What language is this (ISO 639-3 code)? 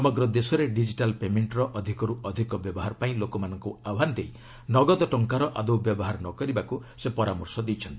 ori